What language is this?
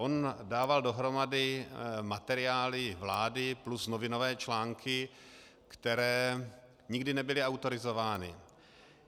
Czech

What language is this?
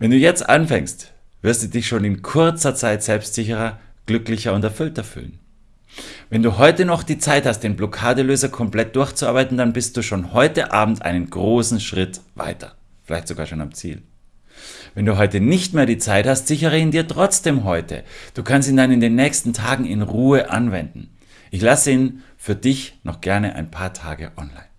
German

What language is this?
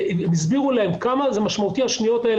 Hebrew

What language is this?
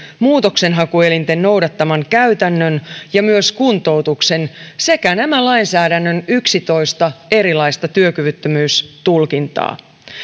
Finnish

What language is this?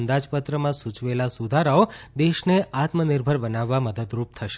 Gujarati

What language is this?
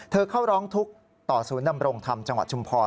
Thai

